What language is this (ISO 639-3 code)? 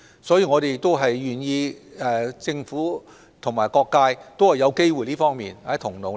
yue